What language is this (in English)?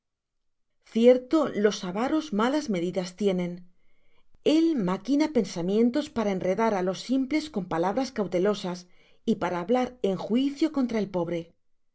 Spanish